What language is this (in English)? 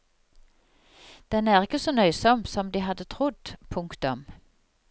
Norwegian